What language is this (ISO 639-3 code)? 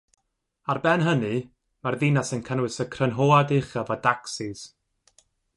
cym